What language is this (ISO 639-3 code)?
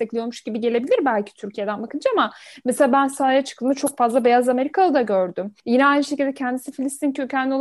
tur